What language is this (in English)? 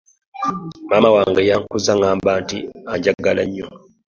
Ganda